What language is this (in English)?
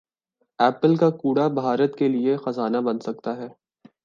Urdu